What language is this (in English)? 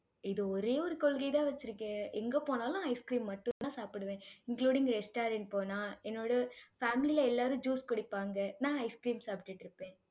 Tamil